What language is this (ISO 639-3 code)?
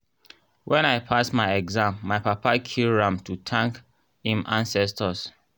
pcm